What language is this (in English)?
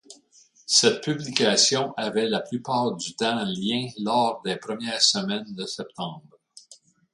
French